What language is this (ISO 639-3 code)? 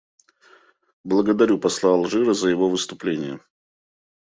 rus